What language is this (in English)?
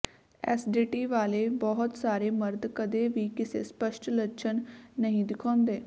Punjabi